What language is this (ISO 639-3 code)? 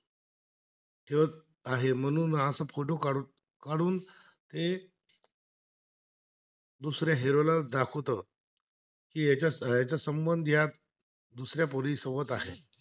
mar